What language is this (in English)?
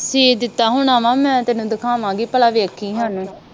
Punjabi